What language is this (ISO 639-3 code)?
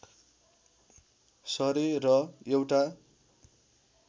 nep